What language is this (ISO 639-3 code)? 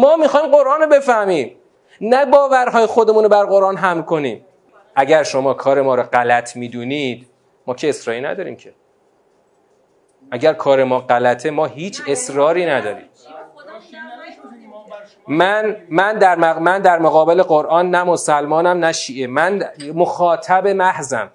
fas